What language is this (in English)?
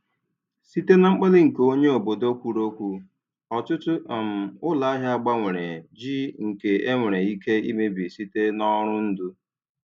Igbo